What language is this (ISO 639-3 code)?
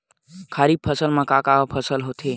hne